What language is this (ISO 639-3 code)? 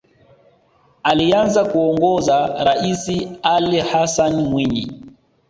swa